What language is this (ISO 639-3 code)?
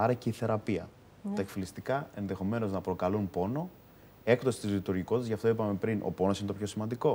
ell